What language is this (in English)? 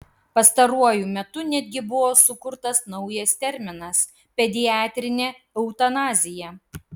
Lithuanian